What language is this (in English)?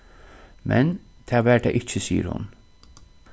Faroese